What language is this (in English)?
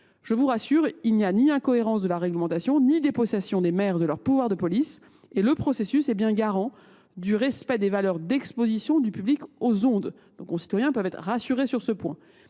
French